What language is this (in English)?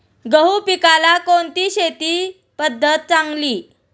Marathi